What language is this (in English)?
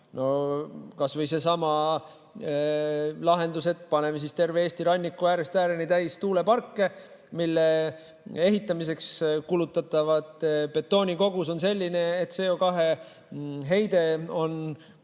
Estonian